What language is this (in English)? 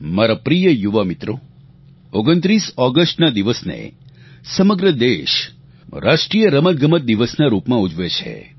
Gujarati